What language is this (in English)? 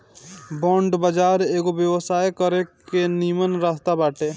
Bhojpuri